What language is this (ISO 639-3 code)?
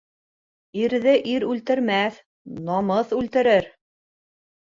bak